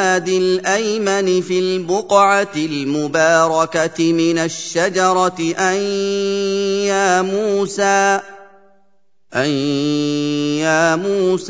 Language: Arabic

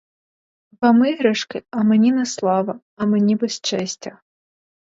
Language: Ukrainian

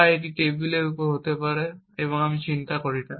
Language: Bangla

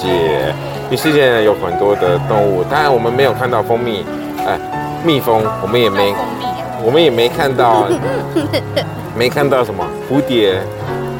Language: Chinese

